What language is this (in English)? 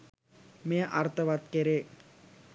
Sinhala